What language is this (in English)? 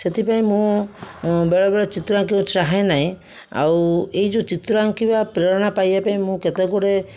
Odia